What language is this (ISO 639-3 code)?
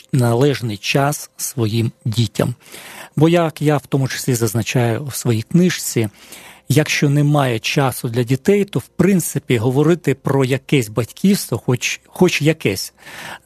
ukr